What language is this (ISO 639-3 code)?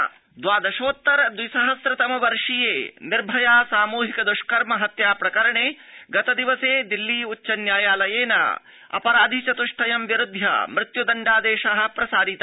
san